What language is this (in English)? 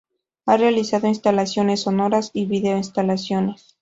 Spanish